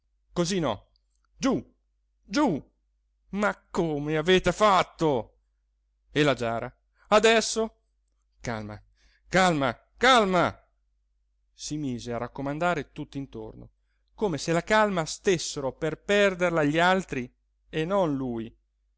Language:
Italian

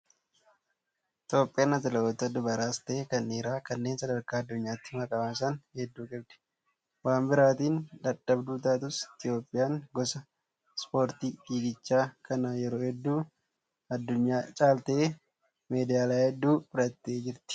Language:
Oromo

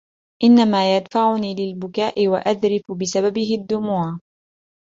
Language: Arabic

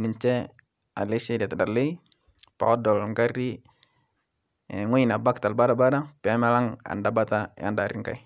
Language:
Masai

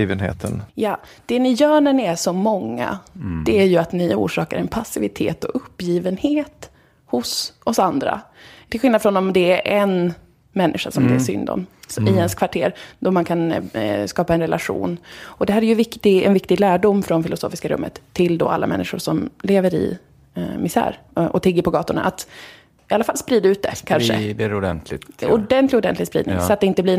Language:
Swedish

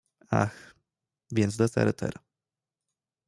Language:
Polish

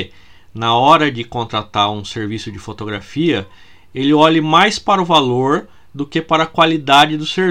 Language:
Portuguese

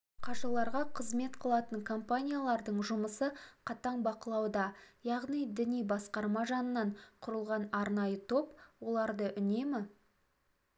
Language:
Kazakh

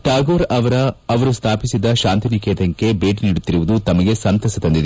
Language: Kannada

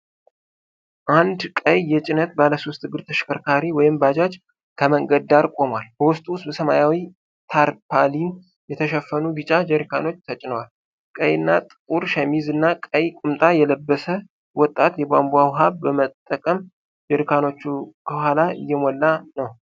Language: Amharic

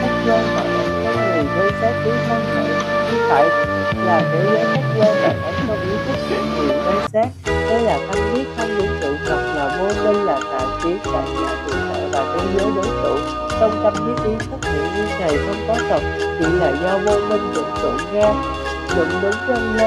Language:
Vietnamese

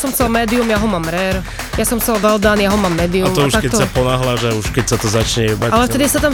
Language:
Slovak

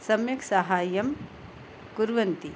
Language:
Sanskrit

